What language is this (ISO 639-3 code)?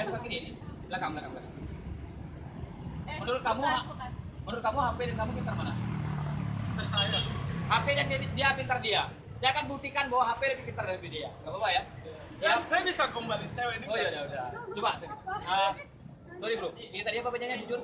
ind